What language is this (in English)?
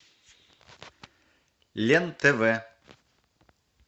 Russian